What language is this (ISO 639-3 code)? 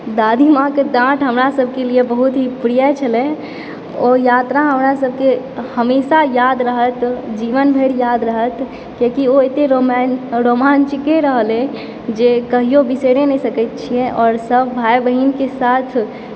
mai